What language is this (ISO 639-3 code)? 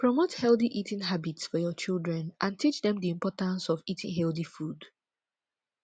pcm